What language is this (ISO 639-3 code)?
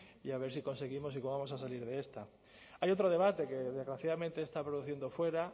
spa